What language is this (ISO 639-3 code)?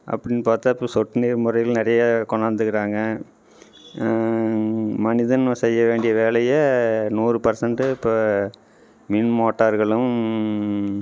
tam